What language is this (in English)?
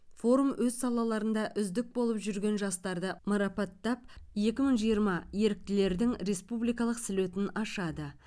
Kazakh